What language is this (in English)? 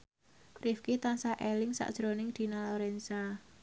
Javanese